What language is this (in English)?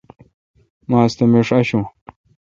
Kalkoti